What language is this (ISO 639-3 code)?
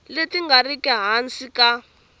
tso